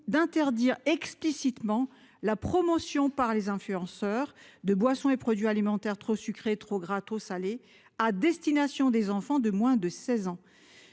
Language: French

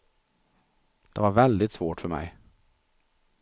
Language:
Swedish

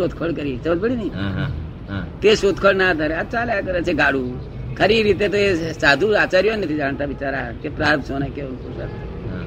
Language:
Gujarati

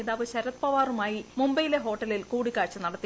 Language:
Malayalam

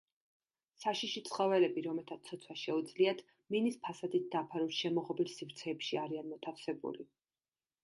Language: Georgian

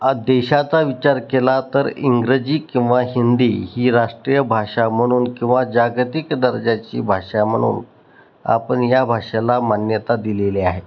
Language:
Marathi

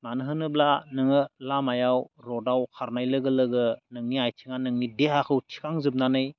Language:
Bodo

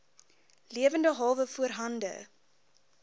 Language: Afrikaans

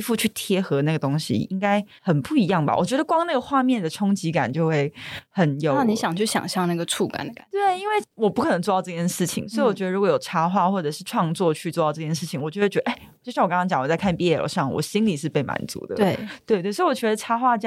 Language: Chinese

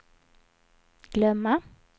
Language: Swedish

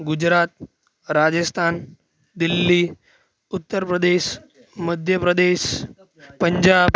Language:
Gujarati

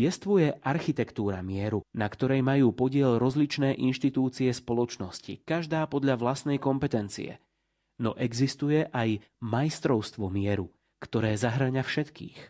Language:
Slovak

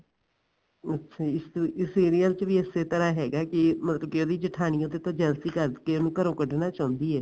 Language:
Punjabi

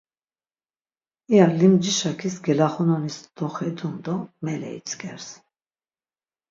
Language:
Laz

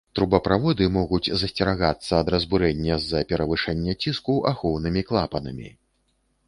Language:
Belarusian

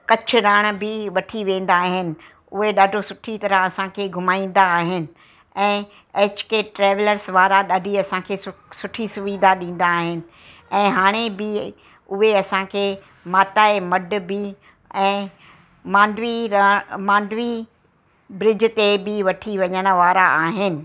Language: Sindhi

